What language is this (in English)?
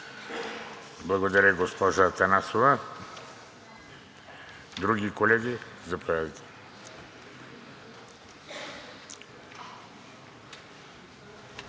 Bulgarian